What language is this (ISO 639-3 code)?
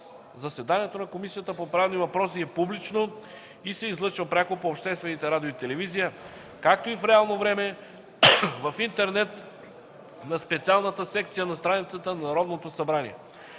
bul